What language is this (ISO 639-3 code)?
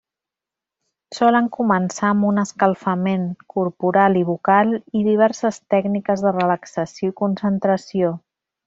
cat